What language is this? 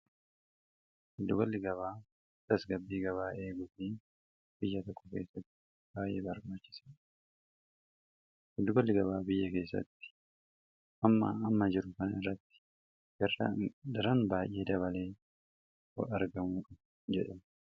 Oromo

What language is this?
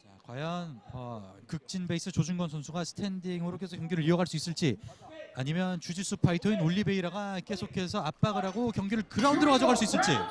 Korean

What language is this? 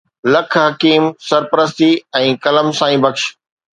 Sindhi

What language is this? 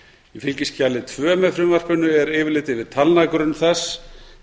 Icelandic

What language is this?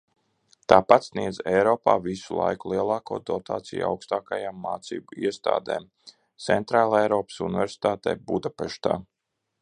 Latvian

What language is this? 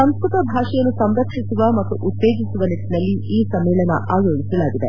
Kannada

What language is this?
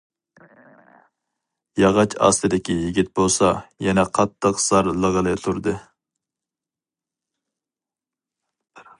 Uyghur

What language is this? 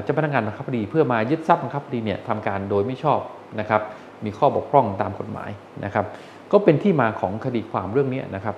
Thai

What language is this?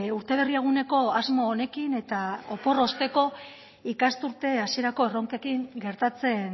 Basque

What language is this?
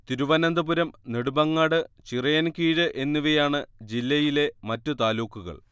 Malayalam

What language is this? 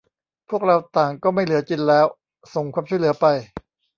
Thai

